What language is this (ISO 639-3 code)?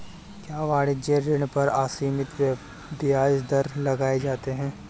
hin